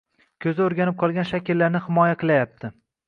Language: Uzbek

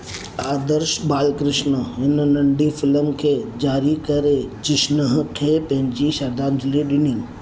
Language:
Sindhi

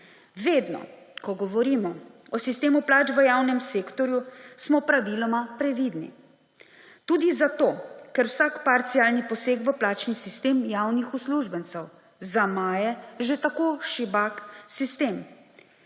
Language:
Slovenian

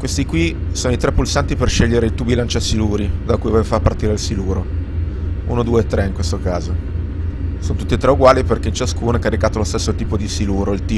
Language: Italian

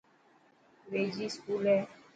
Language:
Dhatki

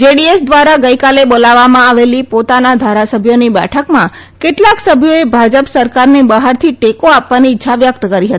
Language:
Gujarati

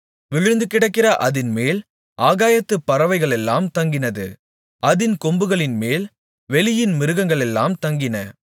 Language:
Tamil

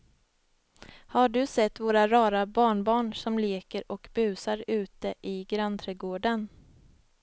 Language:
Swedish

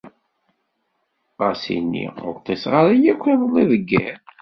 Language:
Kabyle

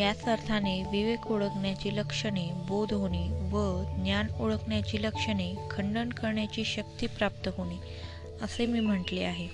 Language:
Marathi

